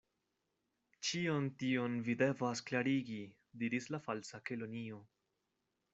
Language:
Esperanto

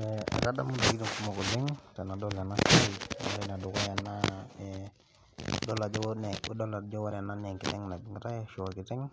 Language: Masai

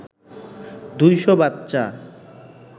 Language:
Bangla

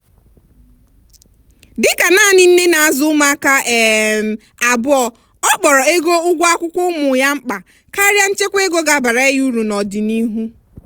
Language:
Igbo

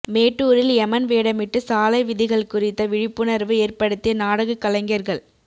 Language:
Tamil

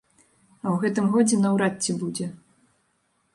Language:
Belarusian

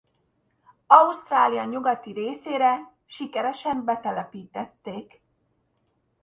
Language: Hungarian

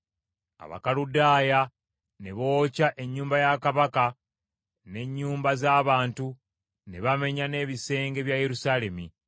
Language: Ganda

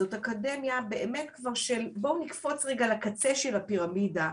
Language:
Hebrew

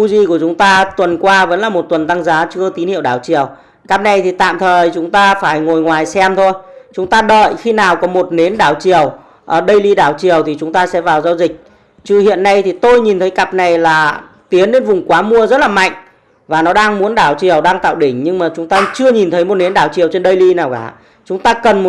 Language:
Vietnamese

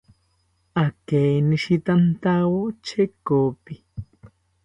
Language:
South Ucayali Ashéninka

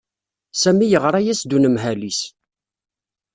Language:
Kabyle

